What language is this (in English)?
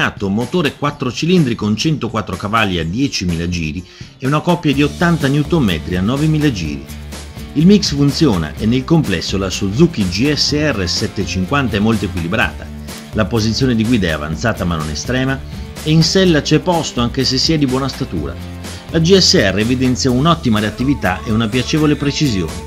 Italian